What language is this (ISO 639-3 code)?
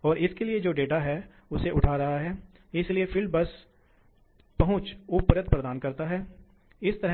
hin